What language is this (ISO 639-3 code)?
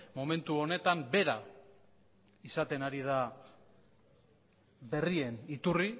eus